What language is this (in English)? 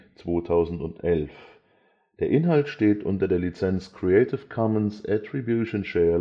German